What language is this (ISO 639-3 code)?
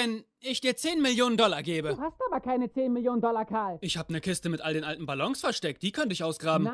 deu